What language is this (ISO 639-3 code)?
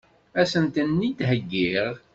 kab